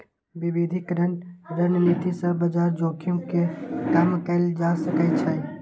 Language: Maithili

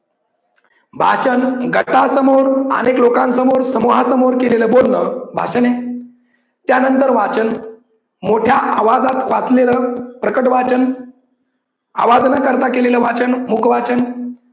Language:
Marathi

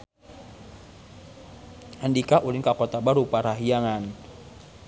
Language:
Sundanese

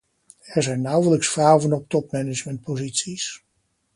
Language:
Dutch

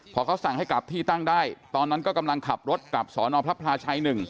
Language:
Thai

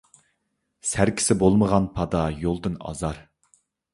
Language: Uyghur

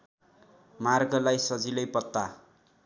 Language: Nepali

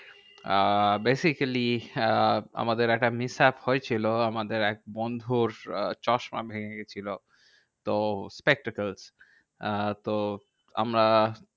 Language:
Bangla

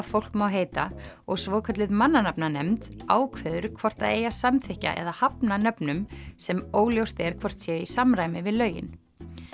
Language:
Icelandic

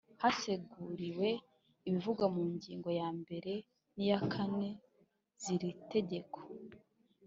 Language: Kinyarwanda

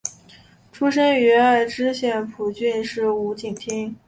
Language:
Chinese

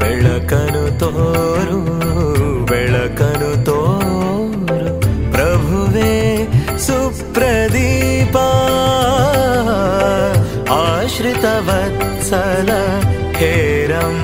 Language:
Kannada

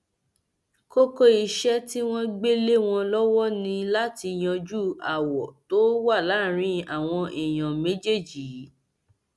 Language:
Yoruba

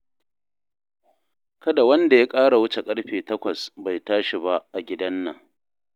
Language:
Hausa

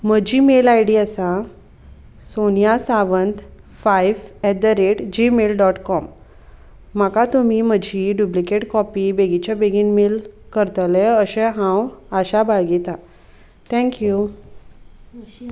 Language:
Konkani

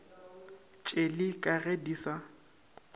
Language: Northern Sotho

